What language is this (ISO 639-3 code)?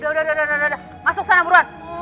ind